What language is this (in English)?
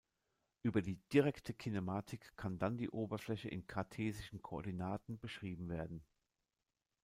German